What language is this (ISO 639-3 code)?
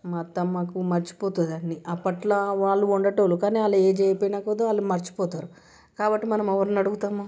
tel